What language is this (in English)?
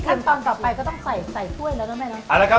Thai